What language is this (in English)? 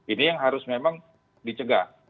Indonesian